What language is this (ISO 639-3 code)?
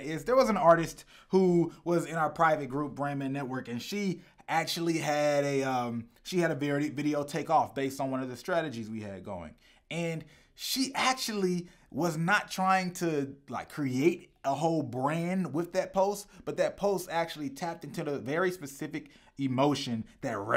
eng